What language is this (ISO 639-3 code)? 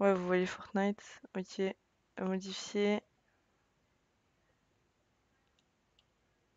fra